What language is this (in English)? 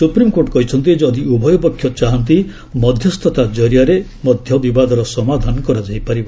Odia